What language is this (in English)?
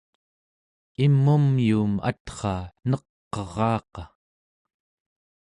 Central Yupik